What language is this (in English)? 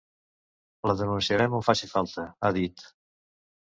Catalan